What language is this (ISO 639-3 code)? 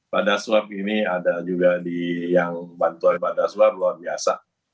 ind